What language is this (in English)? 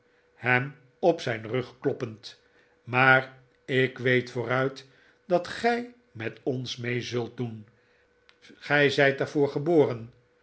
Dutch